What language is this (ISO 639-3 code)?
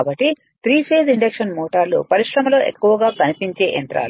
tel